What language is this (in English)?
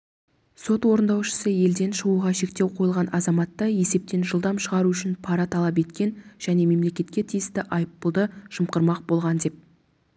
Kazakh